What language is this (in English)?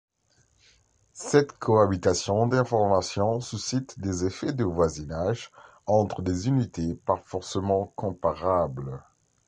French